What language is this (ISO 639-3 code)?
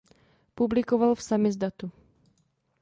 ces